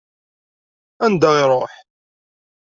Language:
Kabyle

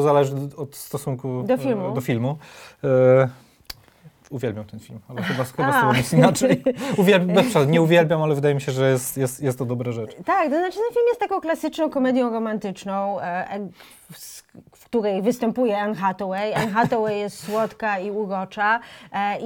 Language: Polish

